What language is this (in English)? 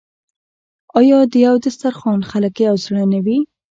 Pashto